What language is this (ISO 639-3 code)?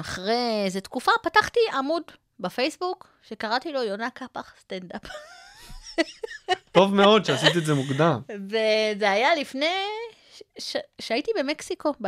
heb